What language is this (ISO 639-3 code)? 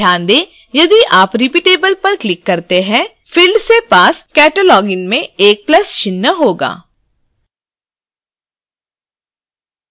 hin